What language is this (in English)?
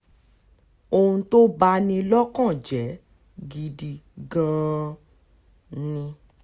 Yoruba